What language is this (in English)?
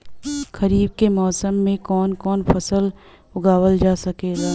Bhojpuri